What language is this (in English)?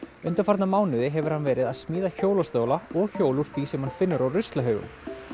Icelandic